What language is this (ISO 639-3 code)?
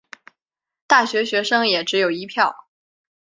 zho